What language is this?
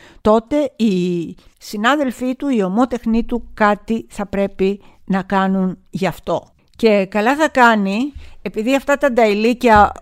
Greek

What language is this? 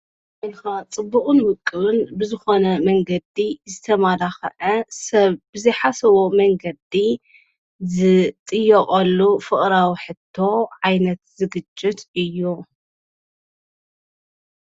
Tigrinya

